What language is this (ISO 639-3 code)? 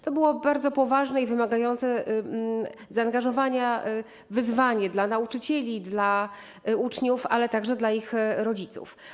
pol